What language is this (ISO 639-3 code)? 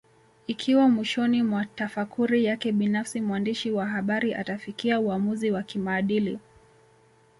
swa